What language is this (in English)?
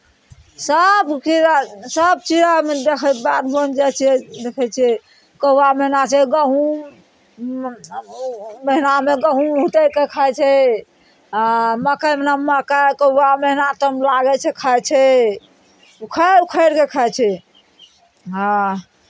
Maithili